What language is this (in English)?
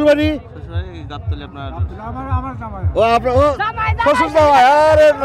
Arabic